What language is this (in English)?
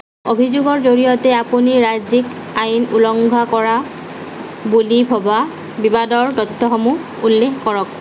Assamese